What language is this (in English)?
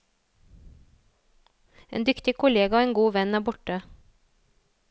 Norwegian